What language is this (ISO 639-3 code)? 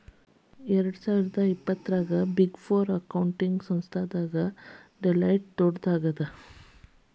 kan